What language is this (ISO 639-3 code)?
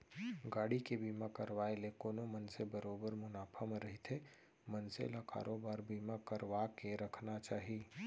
hne